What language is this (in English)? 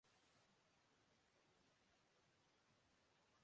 Urdu